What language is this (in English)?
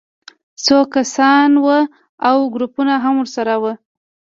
Pashto